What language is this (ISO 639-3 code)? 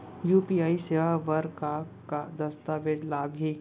hne